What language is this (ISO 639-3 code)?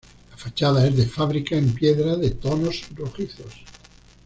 spa